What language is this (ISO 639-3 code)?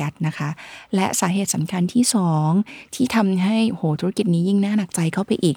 tha